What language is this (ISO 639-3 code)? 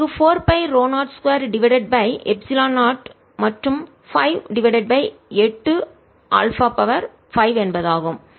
tam